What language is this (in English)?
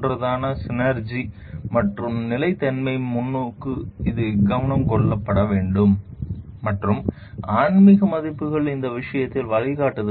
Tamil